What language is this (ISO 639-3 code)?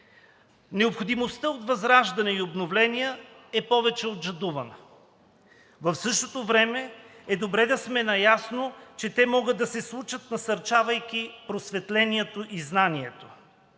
bul